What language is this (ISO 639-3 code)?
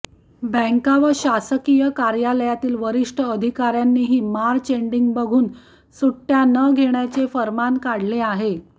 mar